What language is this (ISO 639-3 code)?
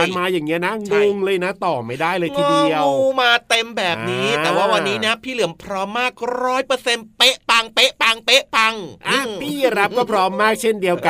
tha